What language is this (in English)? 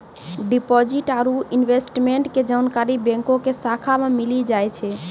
Maithili